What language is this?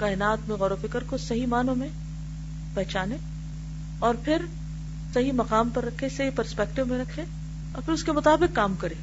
Urdu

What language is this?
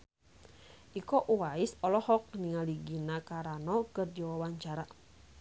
Sundanese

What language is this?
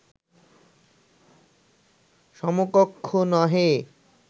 Bangla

